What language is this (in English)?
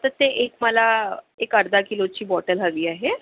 Marathi